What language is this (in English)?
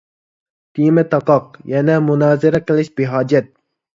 Uyghur